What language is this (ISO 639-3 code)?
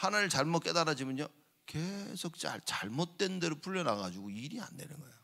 kor